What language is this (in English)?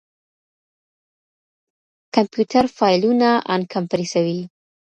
Pashto